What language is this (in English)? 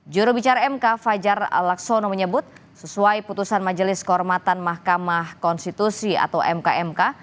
Indonesian